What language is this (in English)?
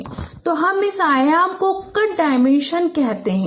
Hindi